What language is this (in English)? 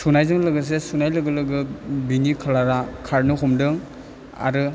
Bodo